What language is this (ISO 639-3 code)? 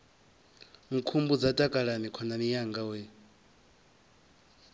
ven